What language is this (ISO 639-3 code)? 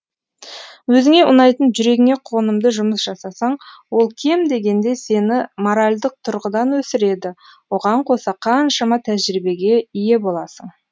kaz